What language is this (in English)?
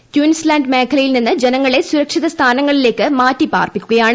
Malayalam